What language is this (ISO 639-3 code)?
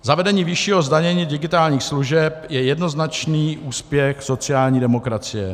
ces